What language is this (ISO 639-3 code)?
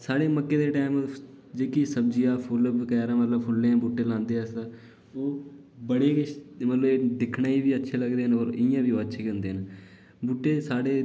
doi